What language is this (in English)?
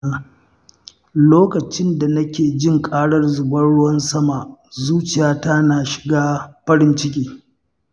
Hausa